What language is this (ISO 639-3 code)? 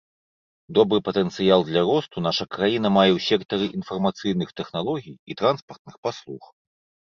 bel